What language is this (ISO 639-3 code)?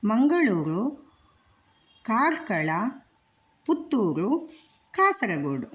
san